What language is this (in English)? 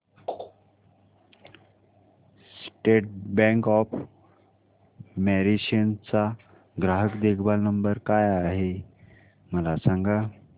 Marathi